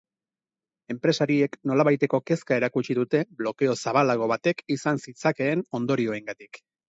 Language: Basque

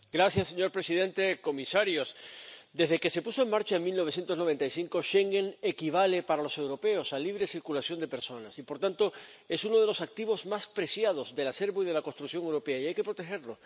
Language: Spanish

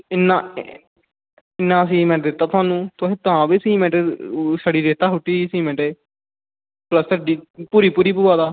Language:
Dogri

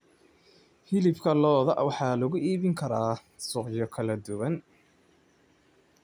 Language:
Somali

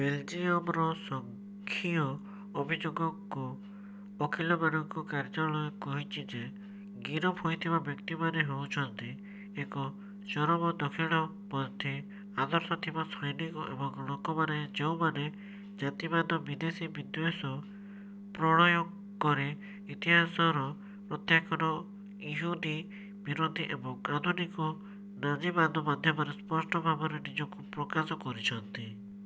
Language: Odia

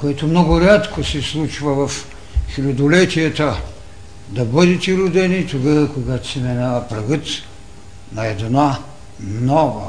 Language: Bulgarian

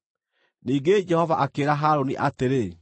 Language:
Kikuyu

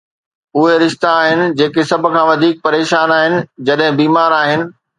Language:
Sindhi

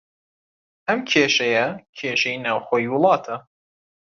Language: Central Kurdish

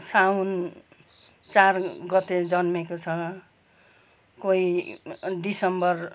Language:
Nepali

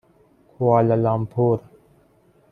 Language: Persian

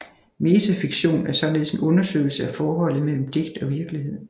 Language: Danish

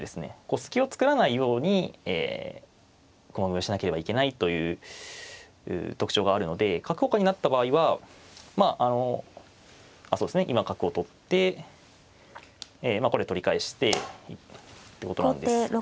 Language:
Japanese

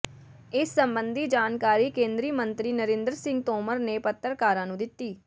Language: Punjabi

